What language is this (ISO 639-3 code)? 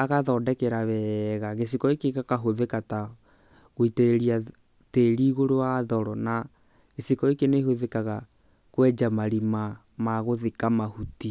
kik